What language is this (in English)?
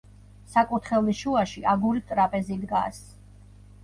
Georgian